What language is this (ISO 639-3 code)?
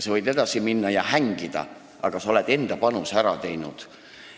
est